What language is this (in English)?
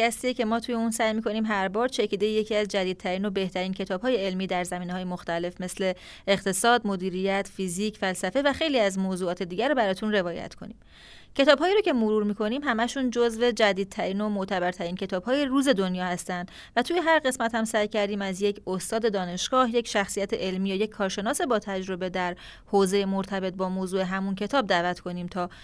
Persian